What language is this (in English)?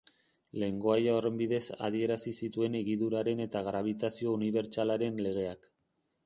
Basque